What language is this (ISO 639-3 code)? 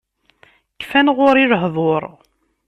kab